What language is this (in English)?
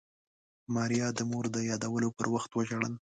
Pashto